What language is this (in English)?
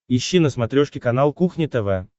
Russian